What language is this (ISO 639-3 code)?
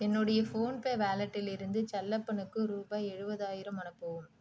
tam